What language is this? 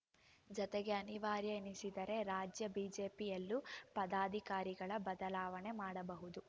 Kannada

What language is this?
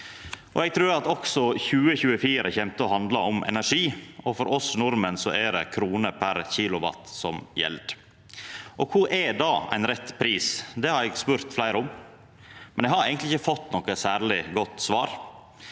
Norwegian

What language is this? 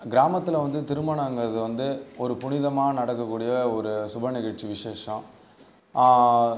Tamil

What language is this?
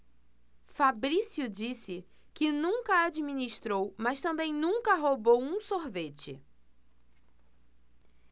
Portuguese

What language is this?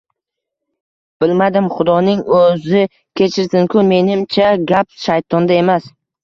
Uzbek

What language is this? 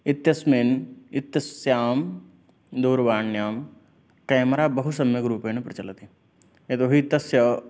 Sanskrit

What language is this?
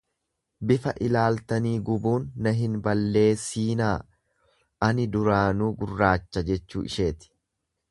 Oromo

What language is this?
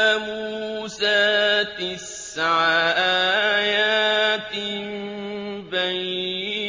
Arabic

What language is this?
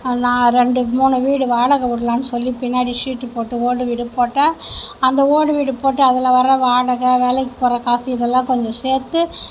Tamil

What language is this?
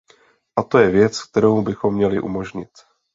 Czech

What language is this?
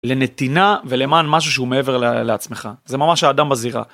Hebrew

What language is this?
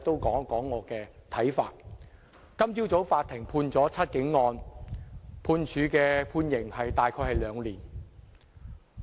Cantonese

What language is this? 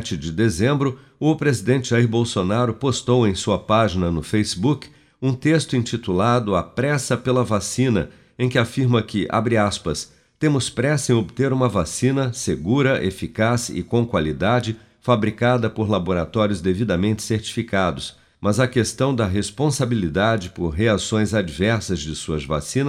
Portuguese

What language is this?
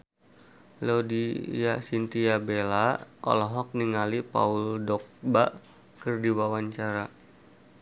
Sundanese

